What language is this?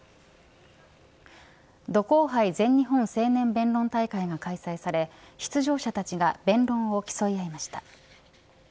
Japanese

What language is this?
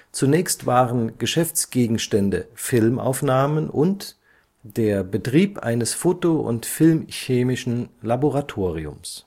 German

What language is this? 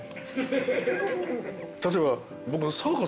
Japanese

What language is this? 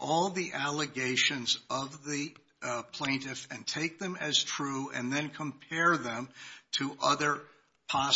English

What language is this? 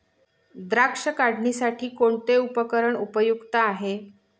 Marathi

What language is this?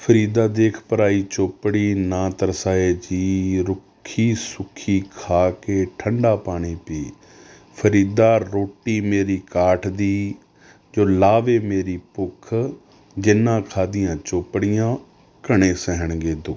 Punjabi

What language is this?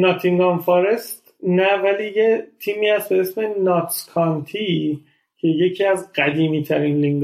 Persian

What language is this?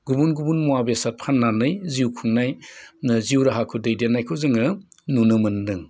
Bodo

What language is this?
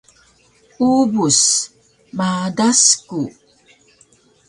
Taroko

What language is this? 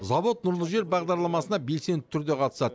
Kazakh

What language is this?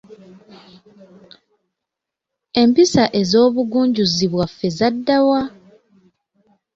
Ganda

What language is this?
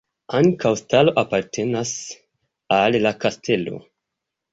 Esperanto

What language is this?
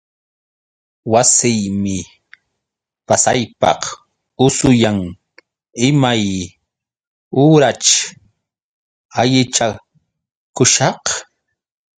Yauyos Quechua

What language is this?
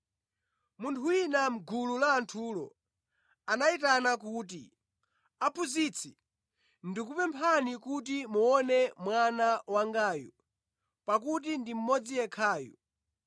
Nyanja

